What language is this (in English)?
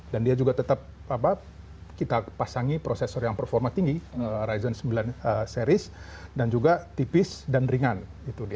Indonesian